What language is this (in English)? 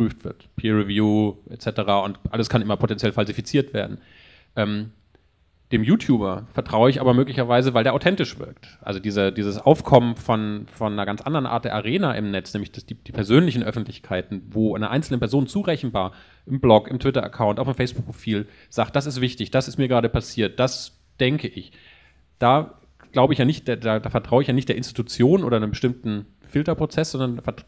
German